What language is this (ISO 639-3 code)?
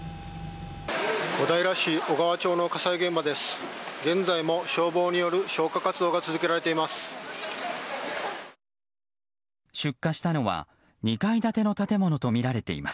jpn